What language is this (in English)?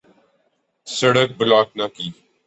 Urdu